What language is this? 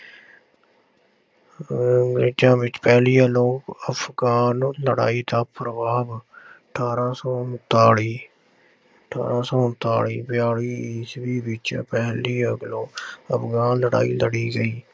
Punjabi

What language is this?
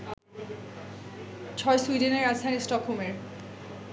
Bangla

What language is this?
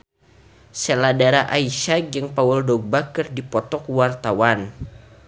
Sundanese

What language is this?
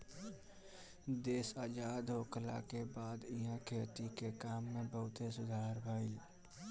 Bhojpuri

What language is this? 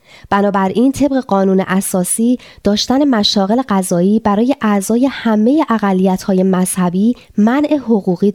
Persian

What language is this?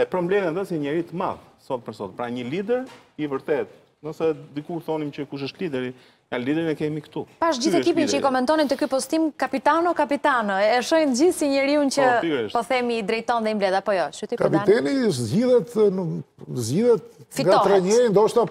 Romanian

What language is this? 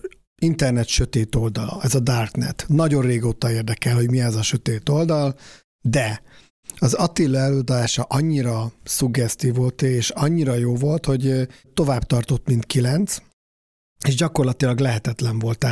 Hungarian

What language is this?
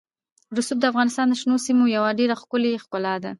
Pashto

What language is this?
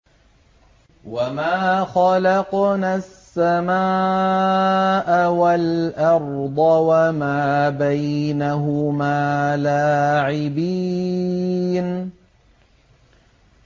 Arabic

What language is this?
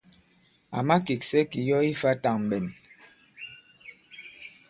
Bankon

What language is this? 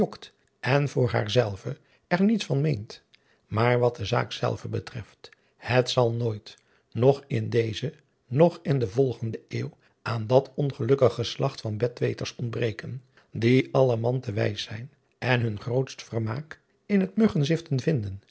Dutch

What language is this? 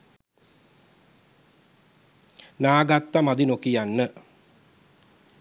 Sinhala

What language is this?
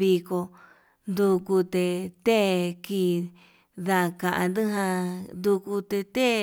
Yutanduchi Mixtec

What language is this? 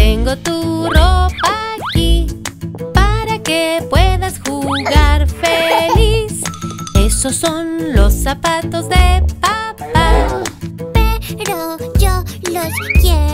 Spanish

